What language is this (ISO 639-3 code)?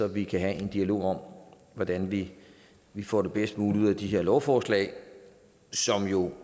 dan